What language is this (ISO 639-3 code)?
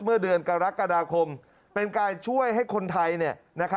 tha